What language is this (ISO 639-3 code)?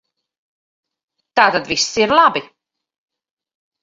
lav